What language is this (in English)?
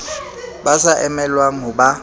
Southern Sotho